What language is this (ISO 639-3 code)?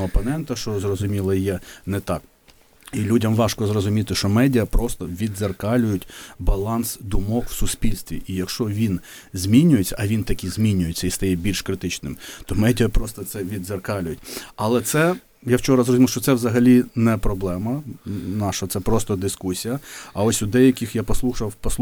ukr